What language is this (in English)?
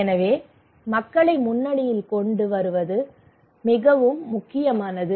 Tamil